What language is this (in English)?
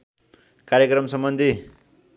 Nepali